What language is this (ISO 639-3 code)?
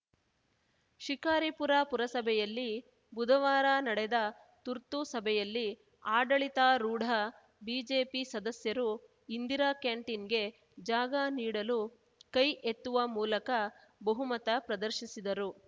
kan